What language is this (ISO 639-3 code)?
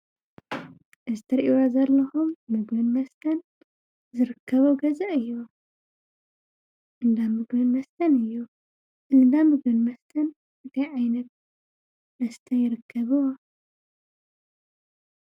tir